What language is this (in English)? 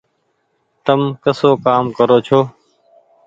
Goaria